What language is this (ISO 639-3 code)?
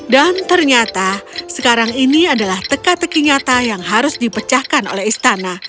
ind